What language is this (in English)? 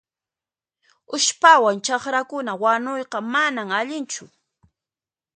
Puno Quechua